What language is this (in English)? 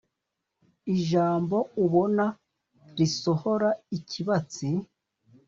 Kinyarwanda